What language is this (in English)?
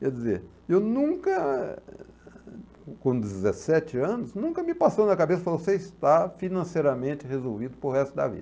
Portuguese